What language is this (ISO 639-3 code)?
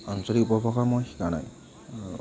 asm